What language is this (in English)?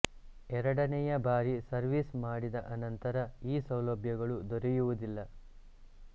Kannada